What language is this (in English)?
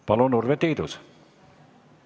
Estonian